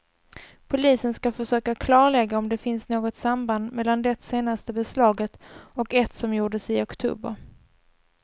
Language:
Swedish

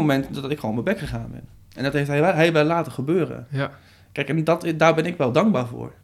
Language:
Dutch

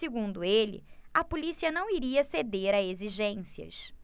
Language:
Portuguese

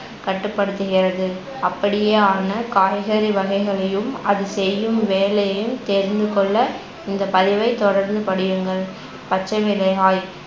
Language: Tamil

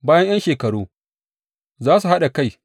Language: Hausa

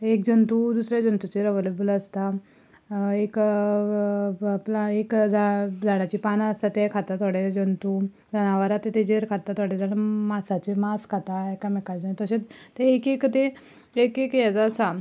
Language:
Konkani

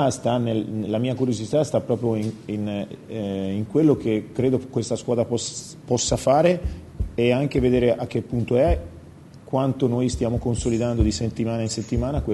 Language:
Italian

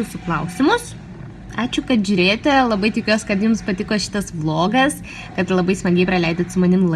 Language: Russian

